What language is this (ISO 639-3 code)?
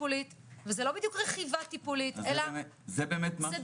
heb